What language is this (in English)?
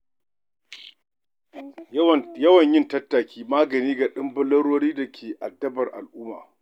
Hausa